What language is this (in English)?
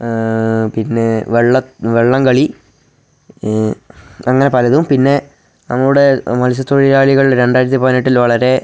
Malayalam